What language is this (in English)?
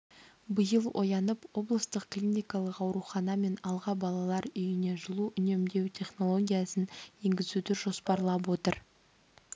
Kazakh